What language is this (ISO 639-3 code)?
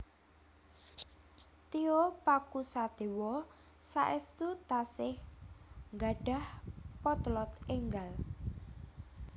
jav